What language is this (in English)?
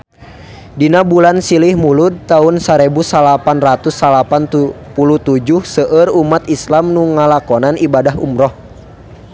Sundanese